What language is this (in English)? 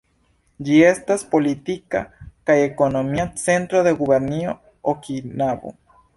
Esperanto